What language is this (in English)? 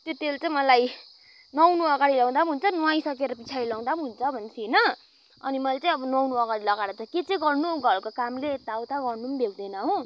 Nepali